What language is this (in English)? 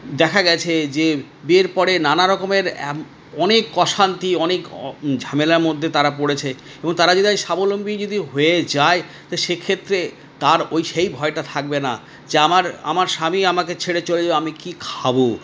Bangla